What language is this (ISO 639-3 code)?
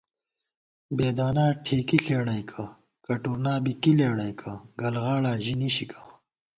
gwt